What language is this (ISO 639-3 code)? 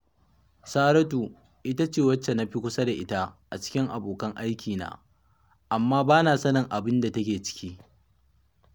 hau